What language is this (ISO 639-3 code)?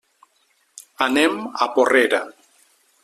cat